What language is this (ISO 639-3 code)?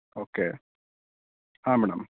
kan